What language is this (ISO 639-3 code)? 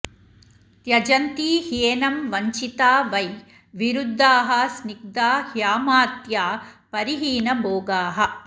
san